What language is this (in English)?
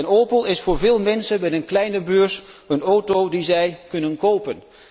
Dutch